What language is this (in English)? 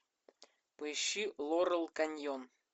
Russian